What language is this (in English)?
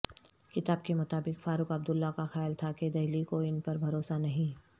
Urdu